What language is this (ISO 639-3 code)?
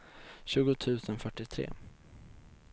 swe